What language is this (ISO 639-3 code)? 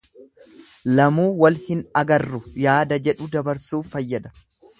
orm